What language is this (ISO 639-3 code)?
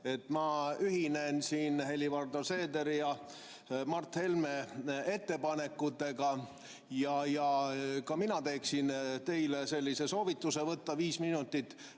est